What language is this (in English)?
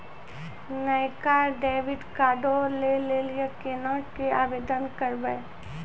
Maithili